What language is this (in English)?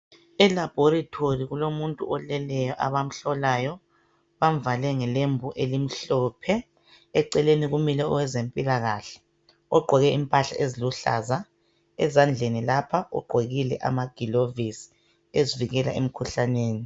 North Ndebele